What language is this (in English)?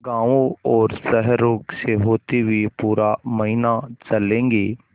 Hindi